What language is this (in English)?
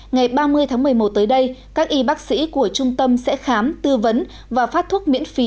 Vietnamese